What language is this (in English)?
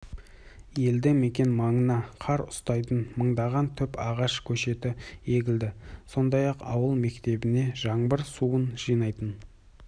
Kazakh